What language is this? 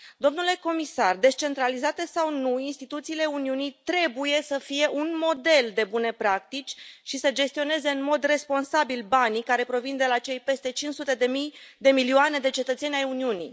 Romanian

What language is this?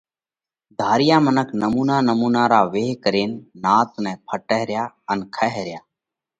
Parkari Koli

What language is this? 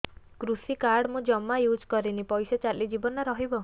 Odia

